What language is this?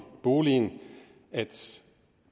Danish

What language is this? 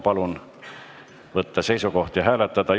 Estonian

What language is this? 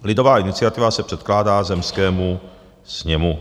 Czech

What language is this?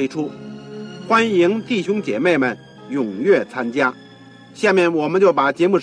Chinese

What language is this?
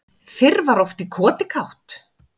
Icelandic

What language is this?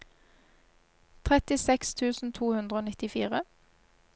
Norwegian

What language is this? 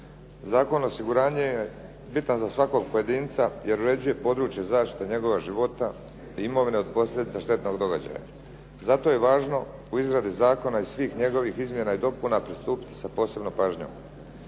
Croatian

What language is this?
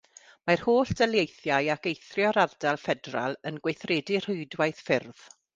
Welsh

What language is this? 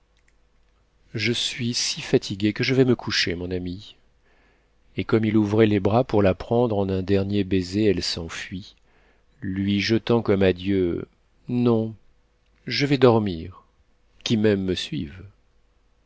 French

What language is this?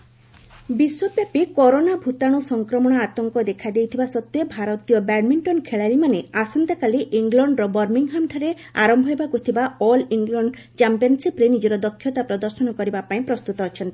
Odia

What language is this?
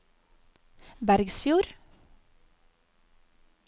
Norwegian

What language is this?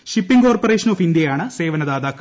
Malayalam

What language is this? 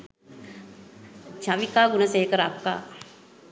Sinhala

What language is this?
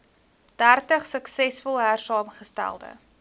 Afrikaans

